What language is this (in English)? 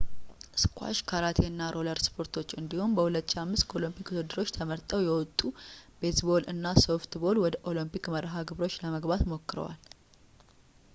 Amharic